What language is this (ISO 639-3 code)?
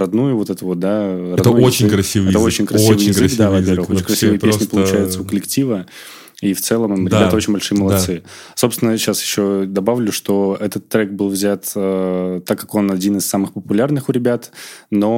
rus